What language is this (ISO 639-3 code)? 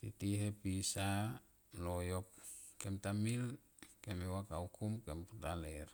tqp